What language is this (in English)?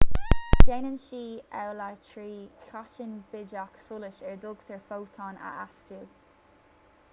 Irish